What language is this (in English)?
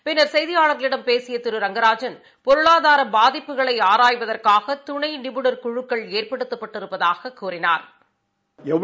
Tamil